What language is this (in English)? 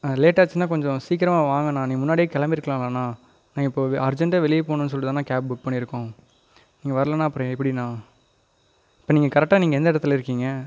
Tamil